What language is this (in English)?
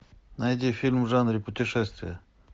Russian